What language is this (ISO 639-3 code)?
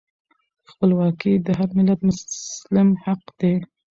pus